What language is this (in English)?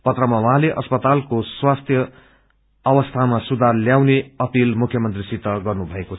Nepali